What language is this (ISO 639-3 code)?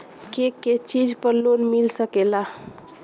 bho